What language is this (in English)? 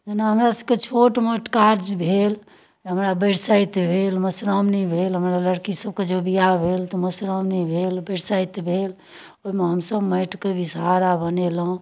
Maithili